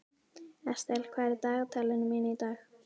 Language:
Icelandic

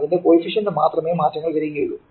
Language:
Malayalam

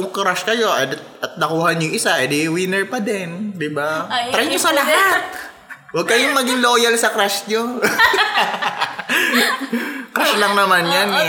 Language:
Filipino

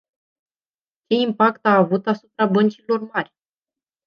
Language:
Romanian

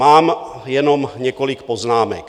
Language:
Czech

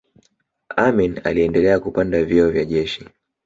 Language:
Swahili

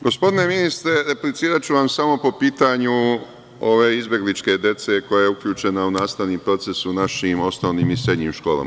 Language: Serbian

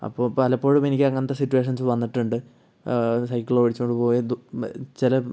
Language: Malayalam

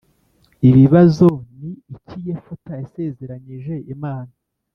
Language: Kinyarwanda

